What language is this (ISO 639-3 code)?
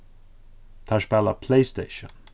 fao